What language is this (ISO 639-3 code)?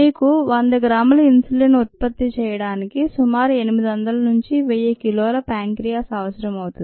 tel